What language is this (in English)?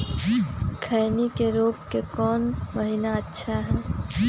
Magahi